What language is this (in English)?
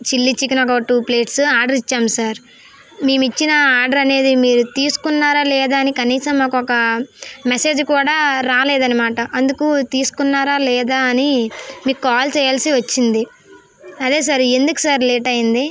Telugu